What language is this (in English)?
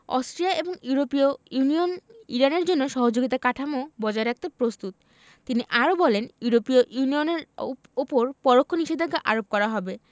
Bangla